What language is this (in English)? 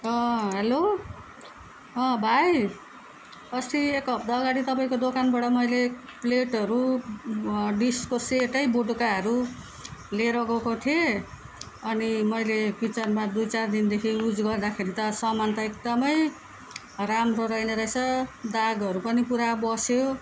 Nepali